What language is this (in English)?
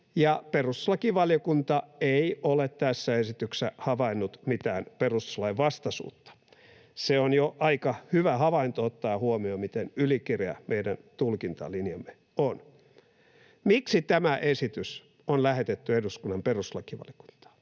Finnish